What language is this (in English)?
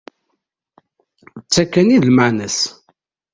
Kabyle